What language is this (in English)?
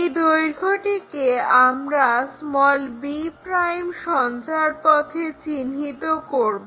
Bangla